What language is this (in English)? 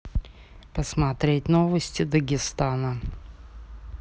Russian